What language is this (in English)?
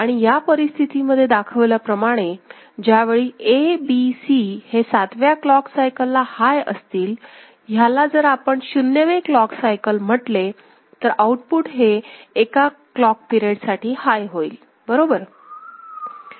Marathi